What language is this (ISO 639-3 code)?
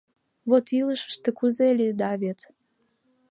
chm